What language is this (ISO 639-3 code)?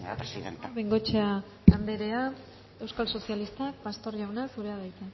eus